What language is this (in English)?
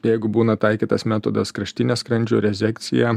Lithuanian